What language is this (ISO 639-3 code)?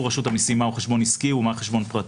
heb